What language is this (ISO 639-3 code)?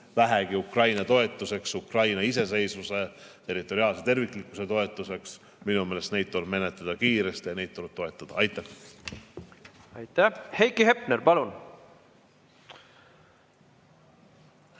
est